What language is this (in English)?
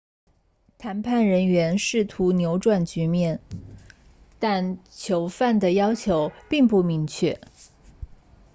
Chinese